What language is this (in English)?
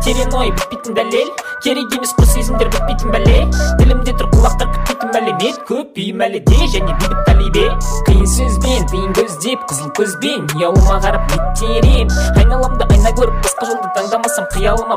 Russian